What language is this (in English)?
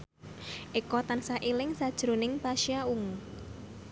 Javanese